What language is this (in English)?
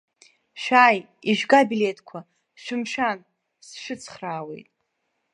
Abkhazian